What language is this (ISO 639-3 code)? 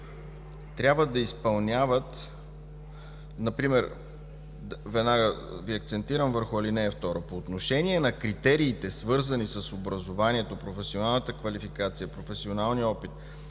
bul